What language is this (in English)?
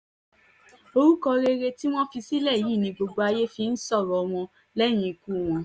Yoruba